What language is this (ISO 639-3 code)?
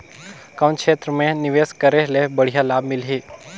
hne